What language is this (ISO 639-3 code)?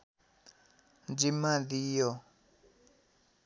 nep